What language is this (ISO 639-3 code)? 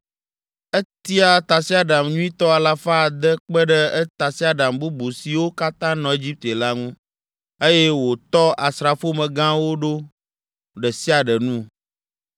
ewe